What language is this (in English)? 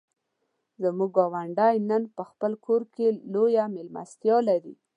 Pashto